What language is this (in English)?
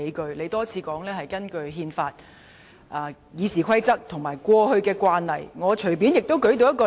Cantonese